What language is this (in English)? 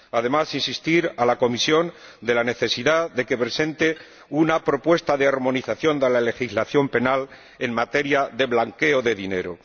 Spanish